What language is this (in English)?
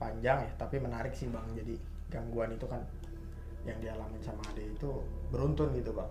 Indonesian